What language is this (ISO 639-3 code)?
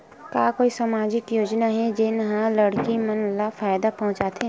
hne